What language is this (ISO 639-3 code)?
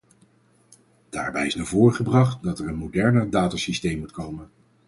nld